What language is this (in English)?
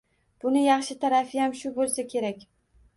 Uzbek